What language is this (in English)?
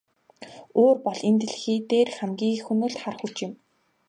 Mongolian